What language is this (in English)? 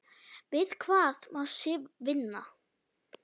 Icelandic